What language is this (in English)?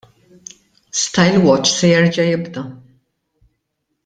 Maltese